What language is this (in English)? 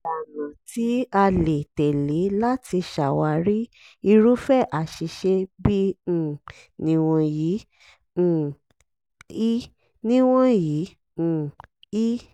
Yoruba